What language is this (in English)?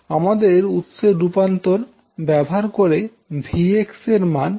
Bangla